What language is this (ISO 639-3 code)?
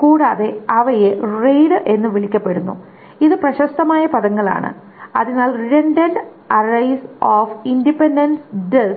mal